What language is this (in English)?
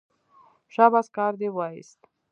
Pashto